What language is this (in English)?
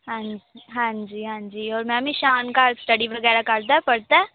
Punjabi